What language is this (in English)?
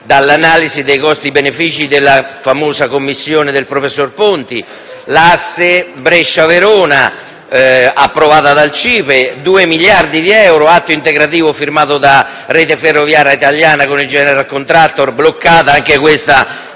Italian